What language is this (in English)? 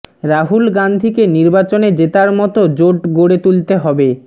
Bangla